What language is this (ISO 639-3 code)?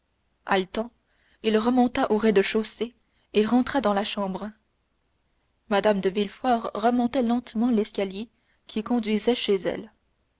fra